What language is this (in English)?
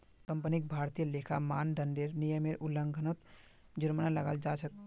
Magahi